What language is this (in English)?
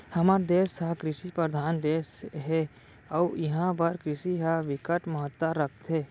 Chhattisgarhi